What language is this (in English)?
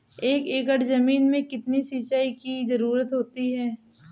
Hindi